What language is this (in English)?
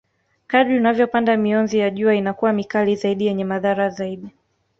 Swahili